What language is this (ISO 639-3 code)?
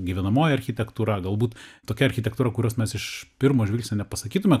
lit